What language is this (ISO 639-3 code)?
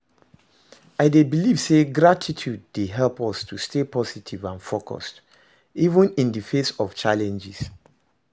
pcm